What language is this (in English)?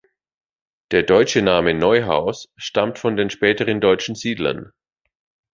German